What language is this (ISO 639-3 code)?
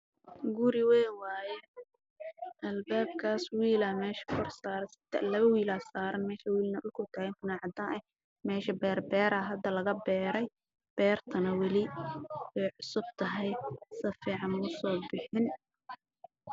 som